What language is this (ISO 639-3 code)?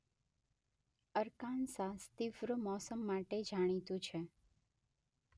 guj